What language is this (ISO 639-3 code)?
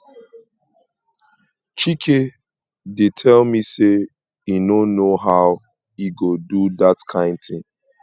pcm